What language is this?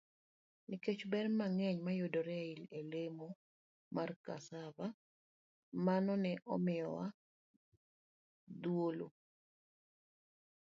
Luo (Kenya and Tanzania)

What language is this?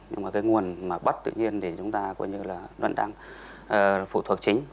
Vietnamese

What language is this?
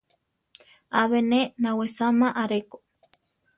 Central Tarahumara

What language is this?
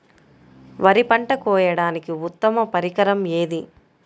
Telugu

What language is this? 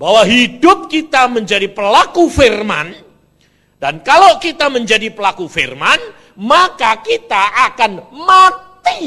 Indonesian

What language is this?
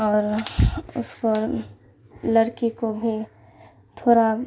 Urdu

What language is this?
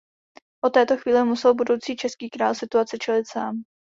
Czech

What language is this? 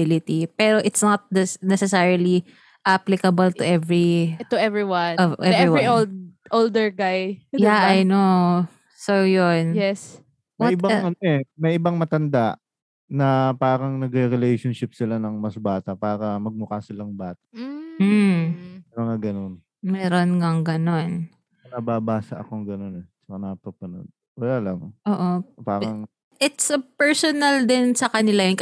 Filipino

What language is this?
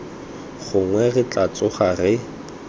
Tswana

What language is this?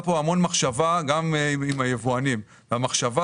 Hebrew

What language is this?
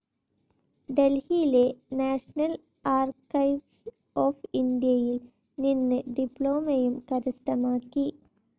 Malayalam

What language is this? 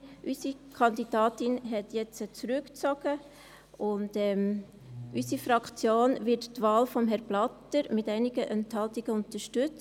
Swiss German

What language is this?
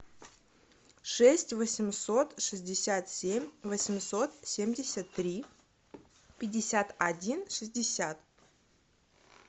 Russian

